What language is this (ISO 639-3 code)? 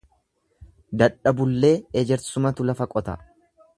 orm